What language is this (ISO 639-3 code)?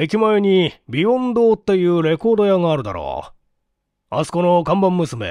jpn